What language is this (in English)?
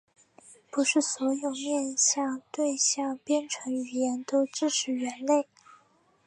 Chinese